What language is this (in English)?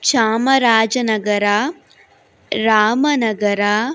Kannada